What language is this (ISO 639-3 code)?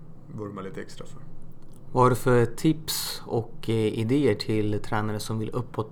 swe